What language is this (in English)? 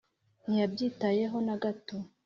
Kinyarwanda